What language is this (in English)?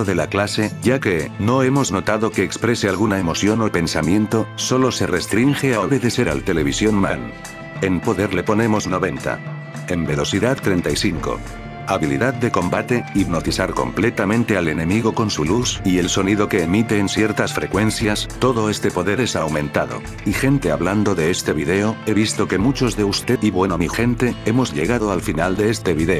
Spanish